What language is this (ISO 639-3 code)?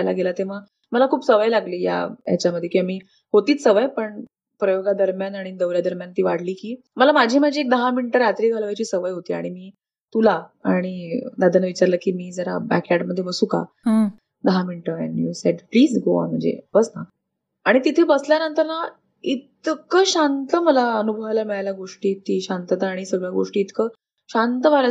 mar